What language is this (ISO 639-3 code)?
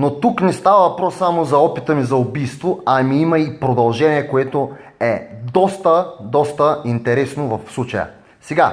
bul